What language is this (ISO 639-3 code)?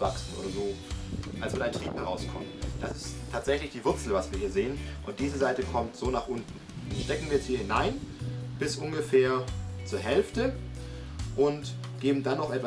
deu